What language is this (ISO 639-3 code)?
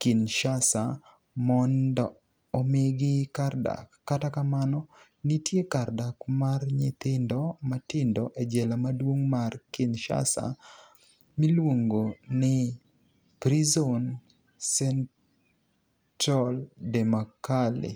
luo